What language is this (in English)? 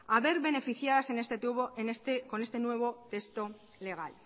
Spanish